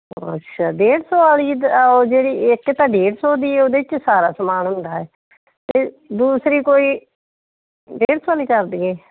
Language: Punjabi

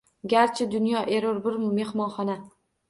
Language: Uzbek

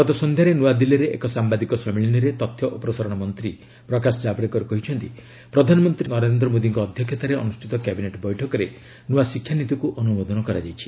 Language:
Odia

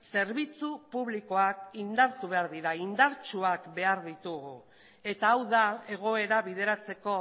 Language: Basque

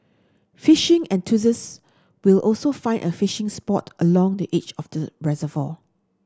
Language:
English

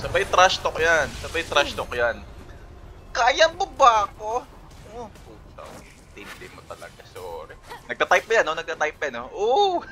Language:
Filipino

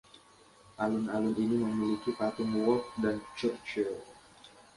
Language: Indonesian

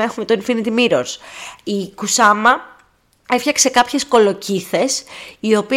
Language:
Greek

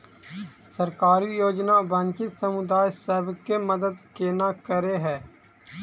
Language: Maithili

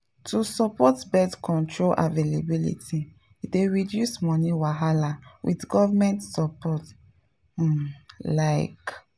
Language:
Nigerian Pidgin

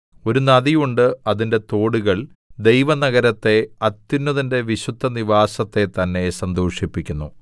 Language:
Malayalam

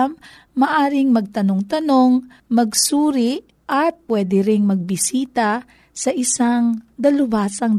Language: Filipino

